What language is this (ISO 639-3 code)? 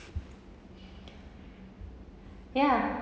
eng